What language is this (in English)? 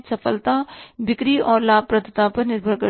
Hindi